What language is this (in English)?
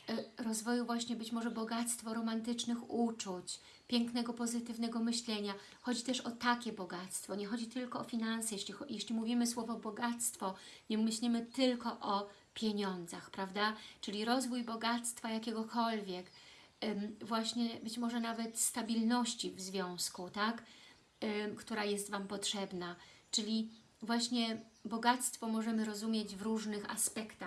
Polish